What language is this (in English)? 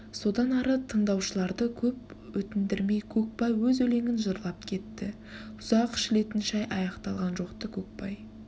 Kazakh